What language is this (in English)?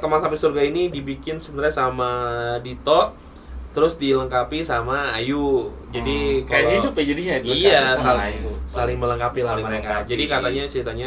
Indonesian